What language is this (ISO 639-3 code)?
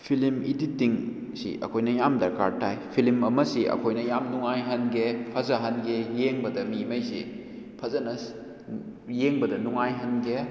mni